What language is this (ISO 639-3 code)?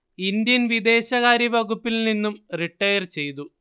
mal